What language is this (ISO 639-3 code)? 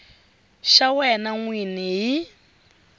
tso